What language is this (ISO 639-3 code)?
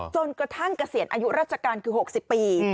tha